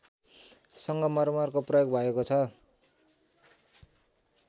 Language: Nepali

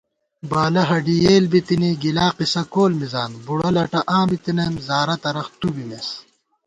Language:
Gawar-Bati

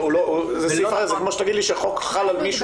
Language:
Hebrew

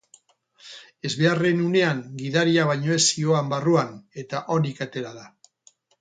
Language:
Basque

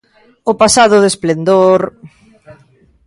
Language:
Galician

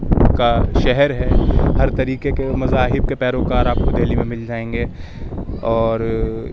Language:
Urdu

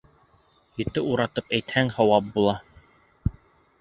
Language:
Bashkir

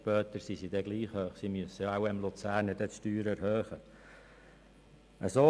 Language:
Swiss German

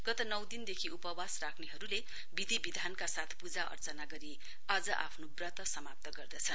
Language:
Nepali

